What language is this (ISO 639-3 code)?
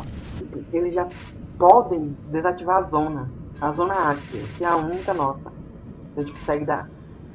por